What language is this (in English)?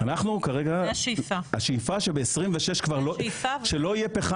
Hebrew